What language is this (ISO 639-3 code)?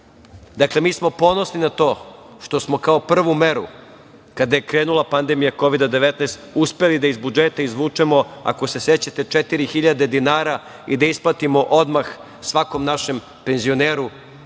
srp